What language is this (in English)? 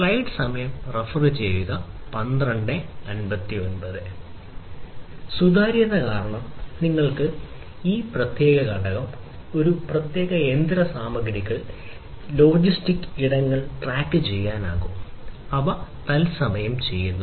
Malayalam